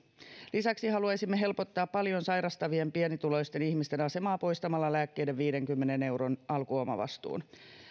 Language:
Finnish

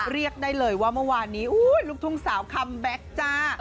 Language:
Thai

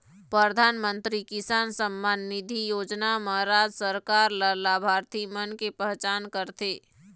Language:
Chhattisgarhi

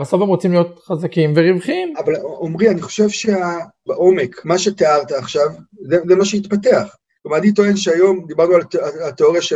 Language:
Hebrew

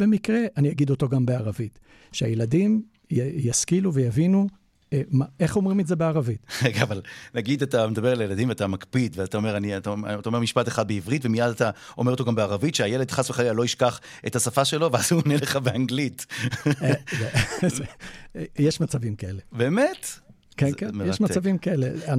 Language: Hebrew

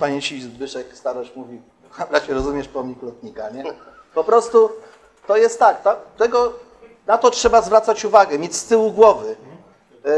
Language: Polish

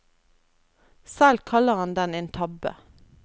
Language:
Norwegian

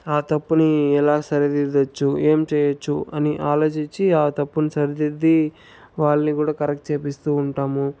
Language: Telugu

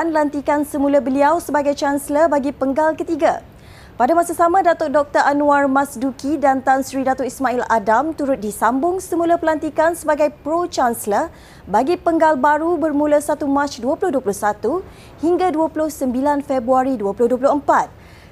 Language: Malay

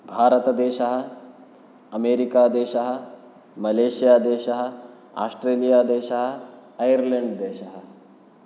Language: Sanskrit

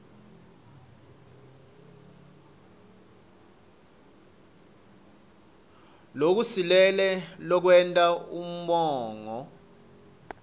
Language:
Swati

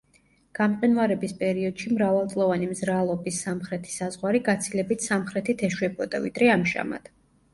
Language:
Georgian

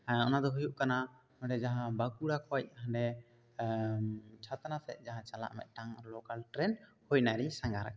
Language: Santali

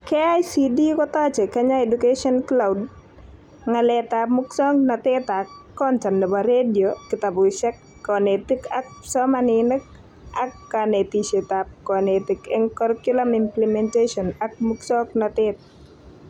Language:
Kalenjin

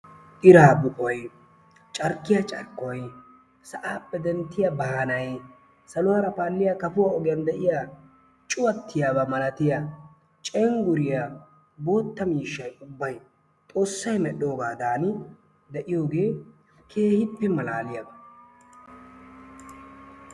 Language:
Wolaytta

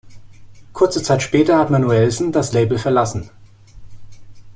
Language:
German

